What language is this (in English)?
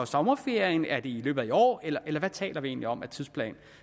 Danish